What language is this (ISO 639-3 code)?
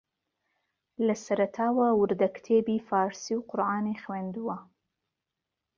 ckb